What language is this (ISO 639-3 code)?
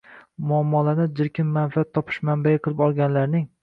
uzb